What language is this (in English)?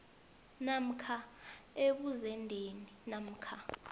South Ndebele